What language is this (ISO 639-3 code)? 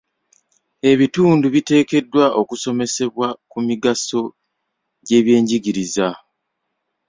lug